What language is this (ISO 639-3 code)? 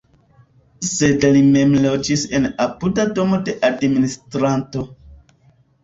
epo